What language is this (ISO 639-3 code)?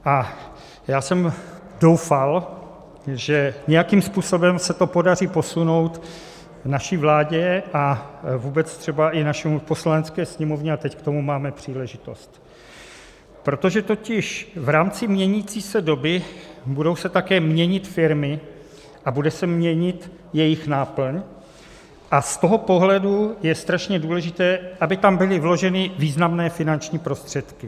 ces